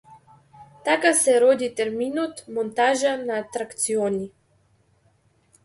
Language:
Macedonian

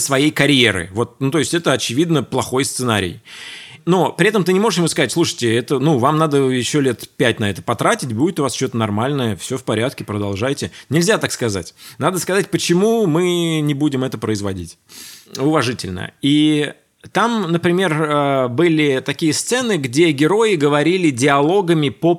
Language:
Russian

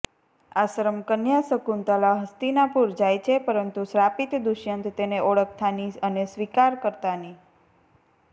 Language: Gujarati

